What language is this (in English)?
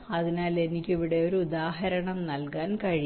Malayalam